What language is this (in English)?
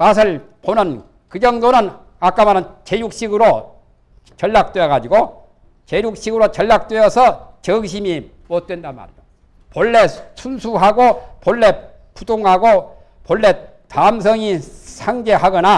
Korean